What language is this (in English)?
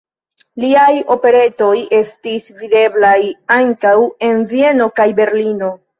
Esperanto